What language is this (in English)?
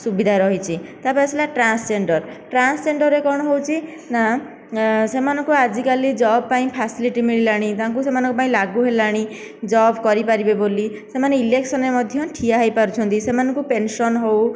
Odia